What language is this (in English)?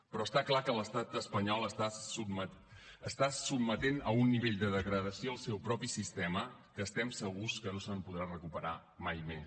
Catalan